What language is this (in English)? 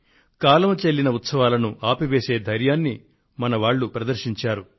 Telugu